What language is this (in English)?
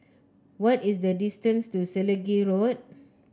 English